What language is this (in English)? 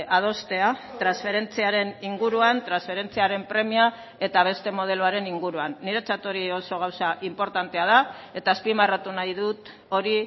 Basque